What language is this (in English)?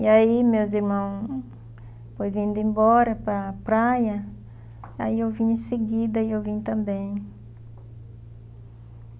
Portuguese